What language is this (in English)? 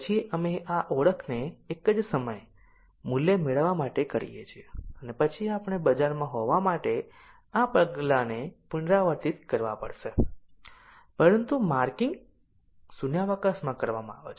Gujarati